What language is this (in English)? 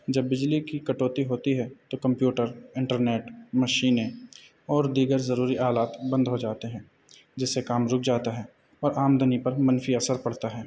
Urdu